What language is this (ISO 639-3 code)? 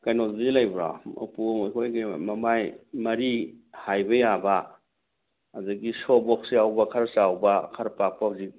mni